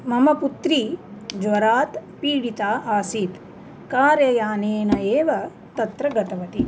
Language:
Sanskrit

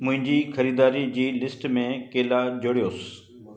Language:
Sindhi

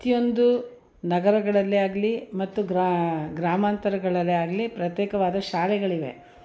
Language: Kannada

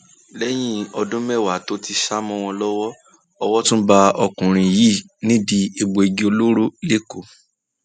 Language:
Yoruba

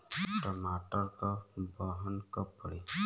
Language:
Bhojpuri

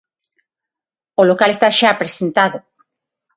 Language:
Galician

